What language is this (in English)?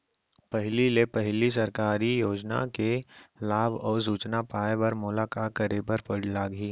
Chhattisgarhi